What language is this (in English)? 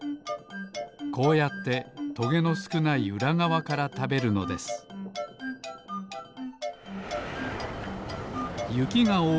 Japanese